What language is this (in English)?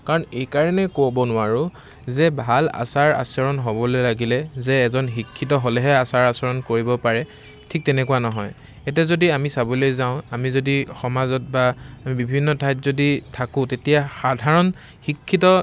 Assamese